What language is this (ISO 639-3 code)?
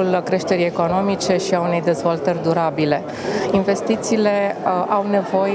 ron